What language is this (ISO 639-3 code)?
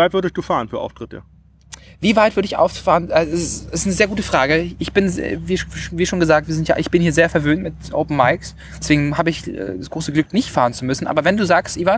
deu